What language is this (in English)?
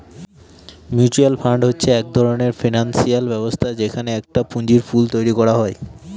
Bangla